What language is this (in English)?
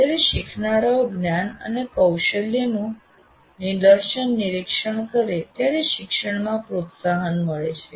Gujarati